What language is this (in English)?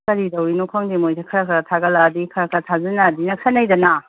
Manipuri